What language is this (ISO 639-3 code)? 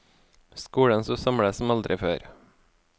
nor